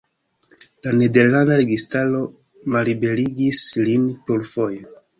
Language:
Esperanto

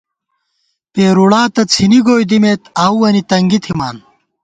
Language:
Gawar-Bati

